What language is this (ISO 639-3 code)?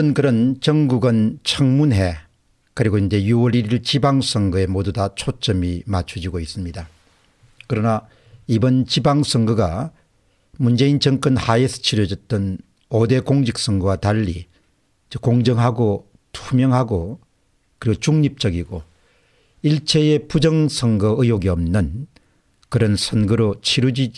kor